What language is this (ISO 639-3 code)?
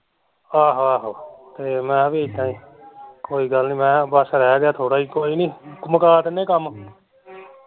pan